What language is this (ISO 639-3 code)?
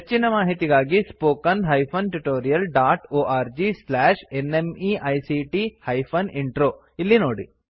kan